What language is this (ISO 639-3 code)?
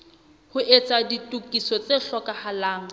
sot